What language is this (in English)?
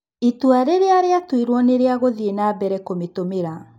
Kikuyu